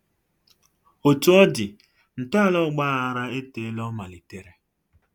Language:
Igbo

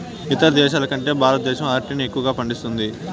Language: Telugu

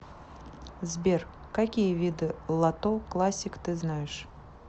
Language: Russian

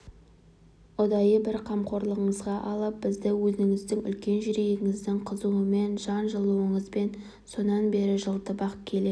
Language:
Kazakh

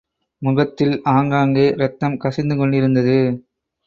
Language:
Tamil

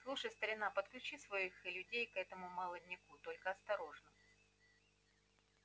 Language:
Russian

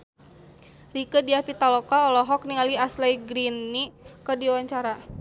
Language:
Sundanese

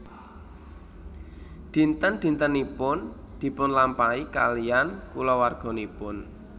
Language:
Javanese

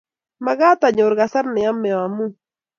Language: Kalenjin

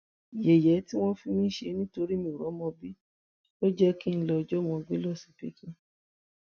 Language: Yoruba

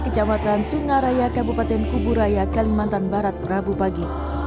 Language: Indonesian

